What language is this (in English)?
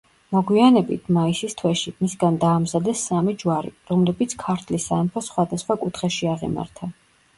Georgian